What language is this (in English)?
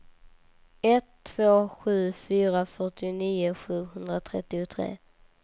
Swedish